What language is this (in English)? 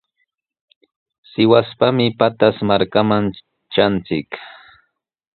Sihuas Ancash Quechua